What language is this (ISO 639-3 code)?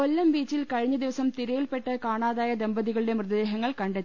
mal